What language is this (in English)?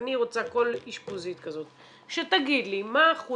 Hebrew